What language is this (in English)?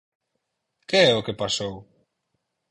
Galician